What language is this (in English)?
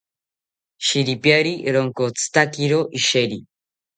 South Ucayali Ashéninka